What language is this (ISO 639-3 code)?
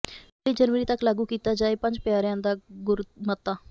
pan